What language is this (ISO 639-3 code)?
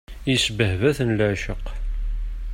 kab